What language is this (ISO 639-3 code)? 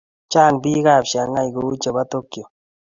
kln